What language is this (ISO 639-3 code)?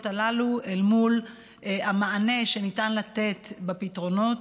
heb